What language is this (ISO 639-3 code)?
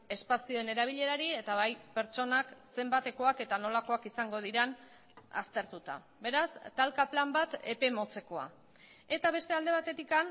eus